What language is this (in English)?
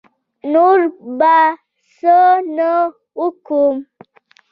Pashto